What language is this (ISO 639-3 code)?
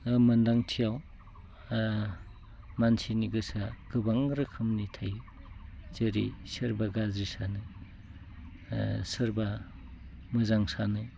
brx